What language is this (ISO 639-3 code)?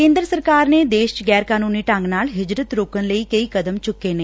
pan